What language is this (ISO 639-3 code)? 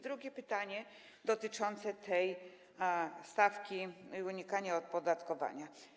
pol